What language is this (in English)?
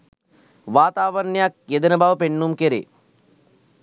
Sinhala